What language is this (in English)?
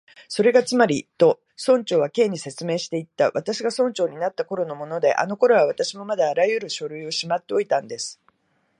Japanese